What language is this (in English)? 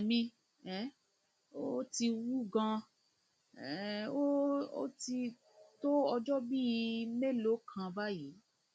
Yoruba